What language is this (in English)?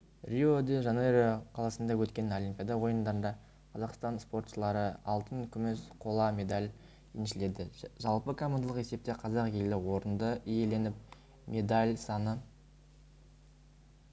Kazakh